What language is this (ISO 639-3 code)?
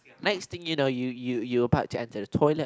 eng